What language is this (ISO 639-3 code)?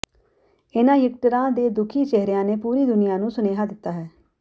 pan